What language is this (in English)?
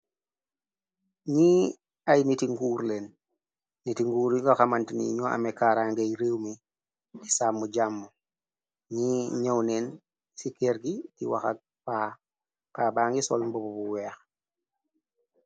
Wolof